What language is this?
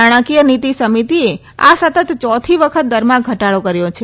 Gujarati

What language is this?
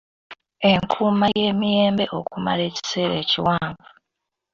Ganda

